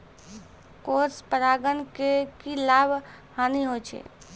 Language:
Maithili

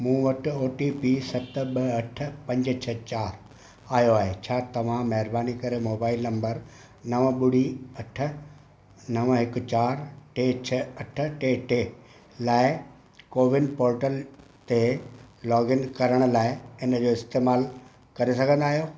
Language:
Sindhi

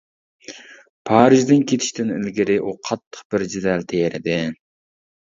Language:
Uyghur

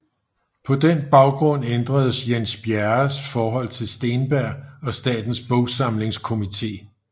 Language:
Danish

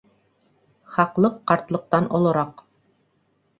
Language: Bashkir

